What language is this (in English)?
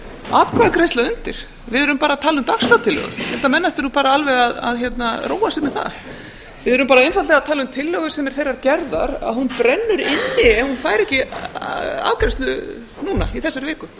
Icelandic